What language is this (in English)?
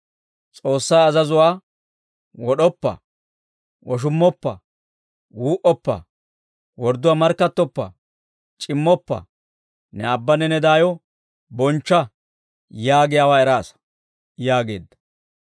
Dawro